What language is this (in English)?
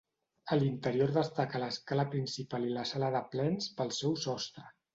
Catalan